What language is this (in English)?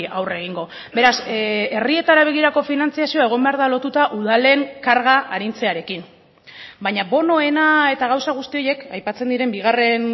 Basque